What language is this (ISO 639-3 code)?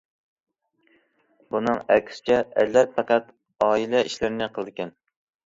uig